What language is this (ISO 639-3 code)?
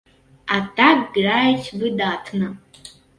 bel